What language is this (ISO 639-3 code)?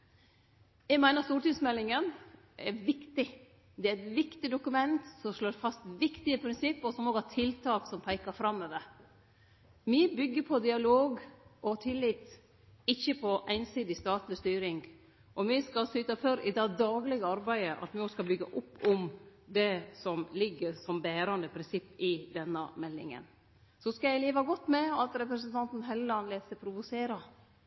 nno